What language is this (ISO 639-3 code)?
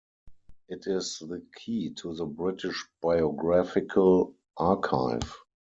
eng